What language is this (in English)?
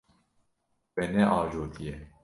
Kurdish